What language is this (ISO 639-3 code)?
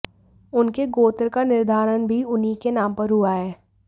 hin